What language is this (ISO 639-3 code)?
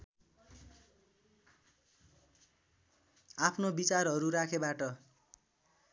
nep